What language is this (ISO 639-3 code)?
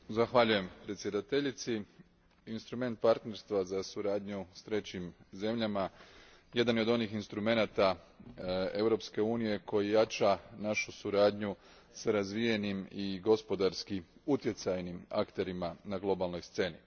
hrv